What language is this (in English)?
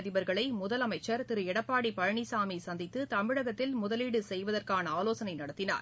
Tamil